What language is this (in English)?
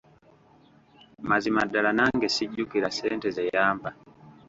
Ganda